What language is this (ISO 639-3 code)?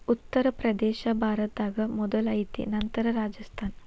kan